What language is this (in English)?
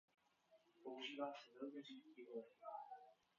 Czech